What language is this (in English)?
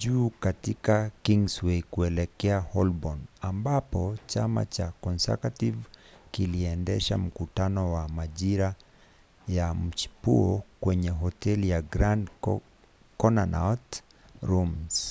Swahili